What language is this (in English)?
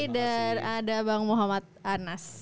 Indonesian